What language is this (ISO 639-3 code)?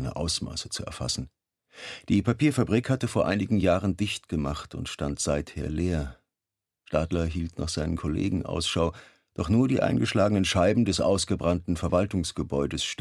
deu